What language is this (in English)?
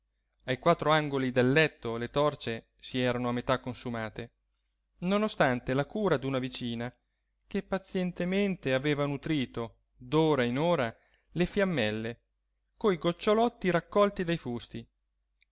Italian